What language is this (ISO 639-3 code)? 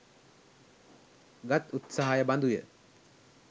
sin